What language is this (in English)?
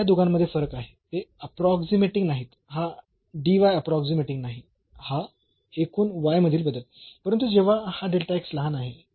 Marathi